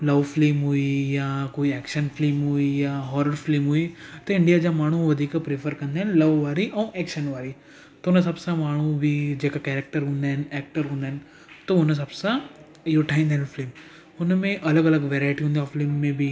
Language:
Sindhi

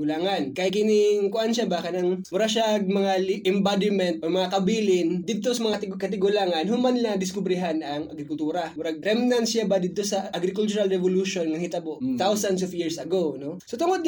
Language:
Filipino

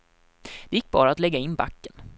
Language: Swedish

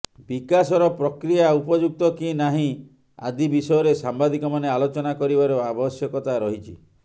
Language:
Odia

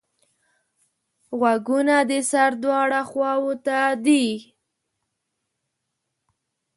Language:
Pashto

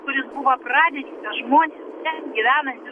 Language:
Lithuanian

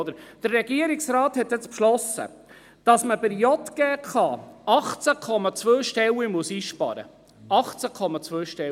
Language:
Swiss German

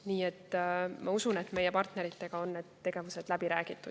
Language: Estonian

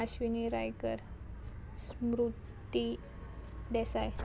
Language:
Konkani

